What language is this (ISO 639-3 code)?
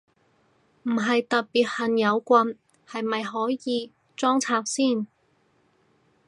yue